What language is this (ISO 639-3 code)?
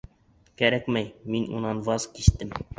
bak